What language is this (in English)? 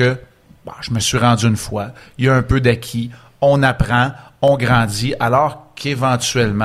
French